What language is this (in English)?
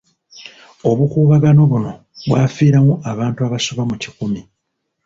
Ganda